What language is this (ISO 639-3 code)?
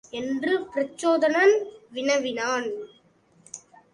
tam